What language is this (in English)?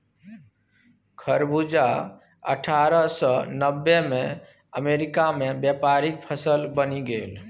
Maithili